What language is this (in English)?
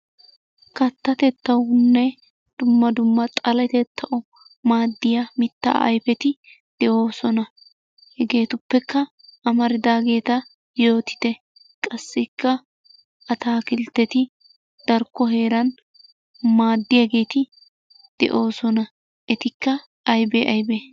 Wolaytta